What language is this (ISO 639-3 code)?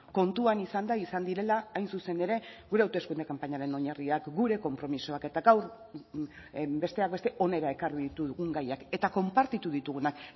eus